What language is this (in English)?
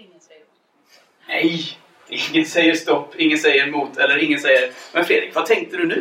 Swedish